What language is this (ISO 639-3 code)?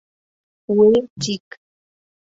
chm